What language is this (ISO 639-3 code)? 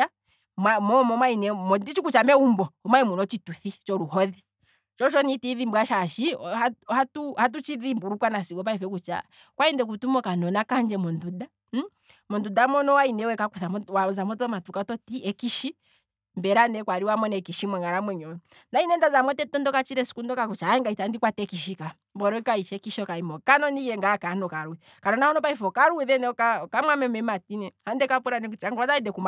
kwm